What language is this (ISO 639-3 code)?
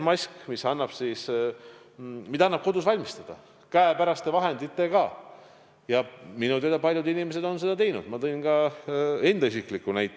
est